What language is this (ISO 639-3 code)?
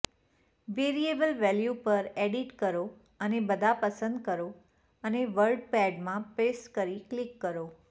guj